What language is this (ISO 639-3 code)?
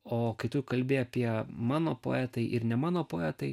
lit